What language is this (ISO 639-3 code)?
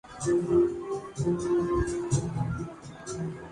urd